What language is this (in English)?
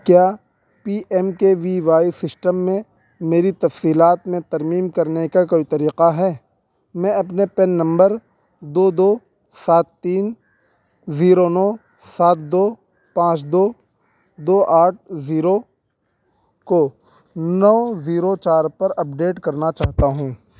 Urdu